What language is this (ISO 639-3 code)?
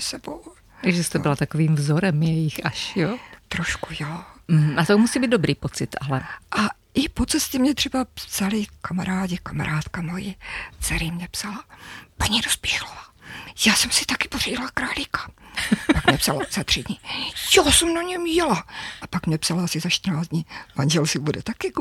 ces